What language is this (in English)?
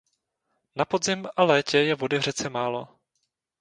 Czech